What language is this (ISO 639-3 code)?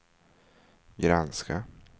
swe